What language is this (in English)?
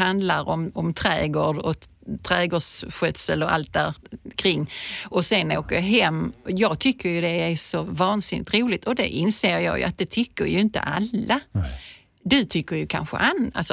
Swedish